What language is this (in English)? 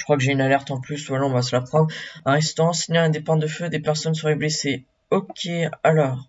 French